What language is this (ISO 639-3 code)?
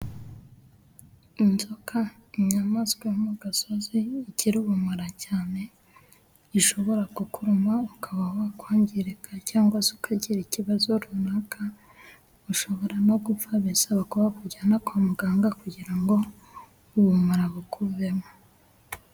kin